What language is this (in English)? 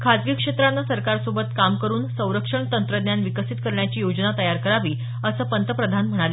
Marathi